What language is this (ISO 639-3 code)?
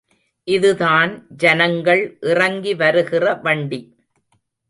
tam